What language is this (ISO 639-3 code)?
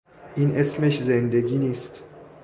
fas